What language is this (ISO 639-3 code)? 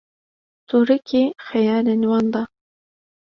kur